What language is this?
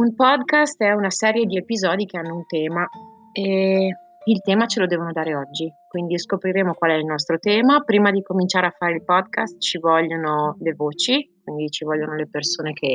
Italian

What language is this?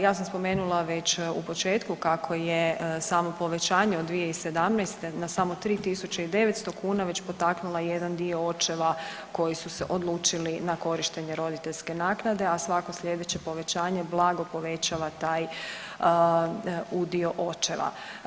Croatian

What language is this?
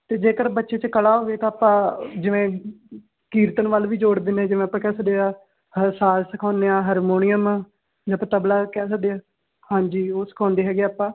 Punjabi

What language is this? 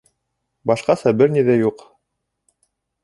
Bashkir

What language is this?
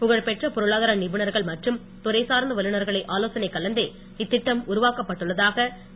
Tamil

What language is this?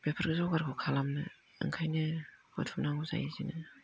Bodo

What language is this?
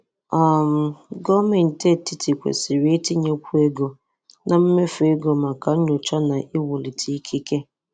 Igbo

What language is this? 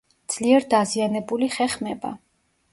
Georgian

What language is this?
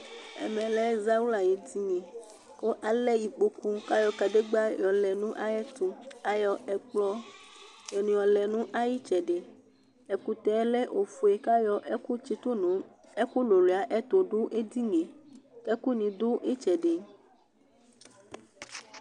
Ikposo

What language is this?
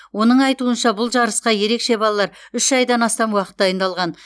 Kazakh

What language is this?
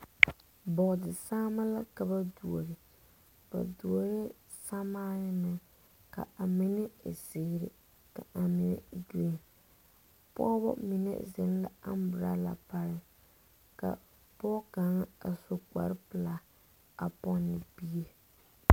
Southern Dagaare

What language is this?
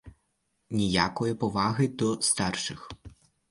Ukrainian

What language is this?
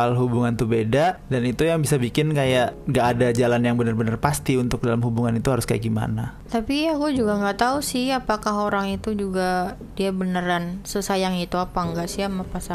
Indonesian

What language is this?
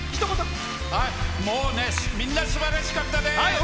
Japanese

